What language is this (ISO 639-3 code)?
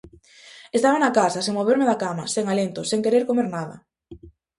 glg